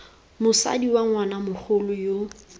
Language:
Tswana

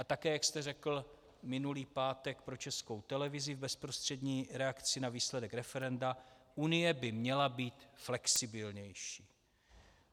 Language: Czech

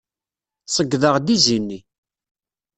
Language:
Kabyle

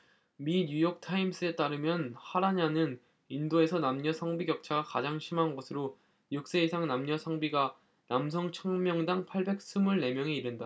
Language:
Korean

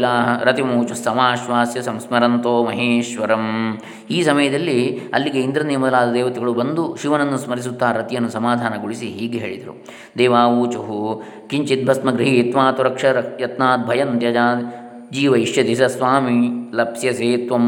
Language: Kannada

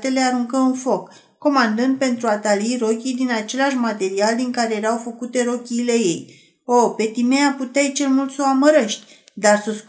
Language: Romanian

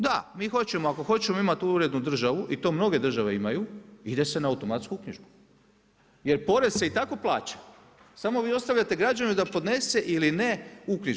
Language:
Croatian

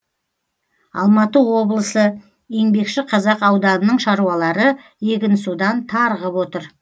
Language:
Kazakh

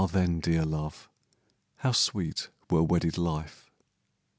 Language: English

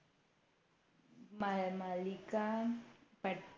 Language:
Marathi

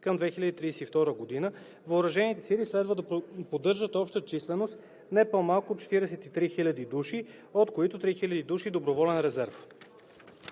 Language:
Bulgarian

